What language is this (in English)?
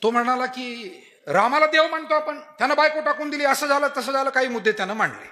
Marathi